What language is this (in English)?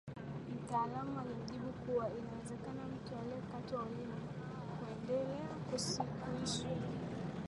Swahili